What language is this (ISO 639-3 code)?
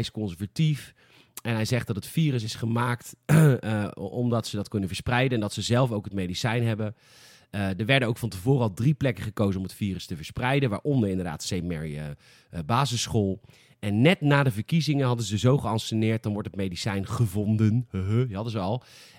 nld